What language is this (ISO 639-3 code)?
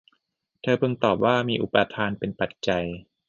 tha